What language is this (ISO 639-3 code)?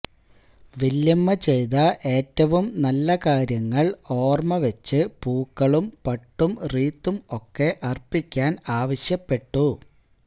mal